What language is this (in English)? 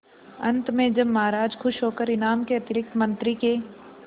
Hindi